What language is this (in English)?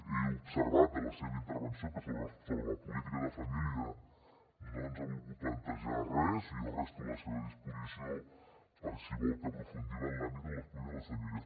Catalan